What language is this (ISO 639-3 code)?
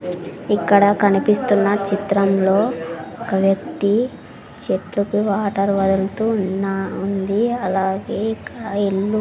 tel